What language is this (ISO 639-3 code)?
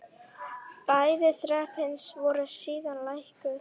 isl